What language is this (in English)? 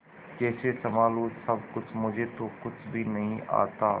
Hindi